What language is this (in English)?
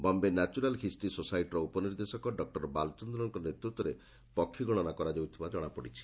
Odia